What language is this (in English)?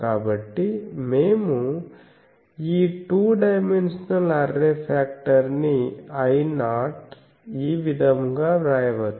Telugu